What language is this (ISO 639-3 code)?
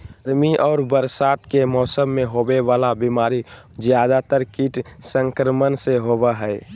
mag